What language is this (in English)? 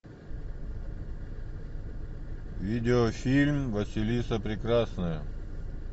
Russian